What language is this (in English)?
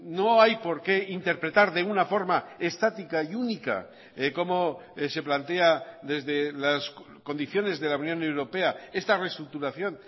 Spanish